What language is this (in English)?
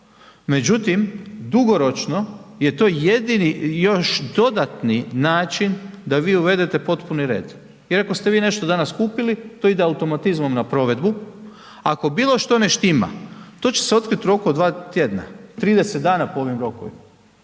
Croatian